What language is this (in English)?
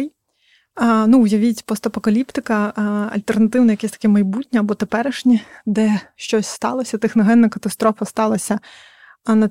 Ukrainian